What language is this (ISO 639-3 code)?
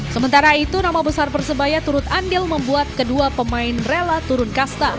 ind